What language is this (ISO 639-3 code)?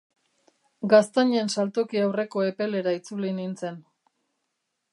eus